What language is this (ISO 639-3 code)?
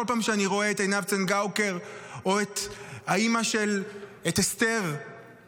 heb